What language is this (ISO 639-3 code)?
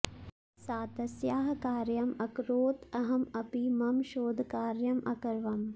san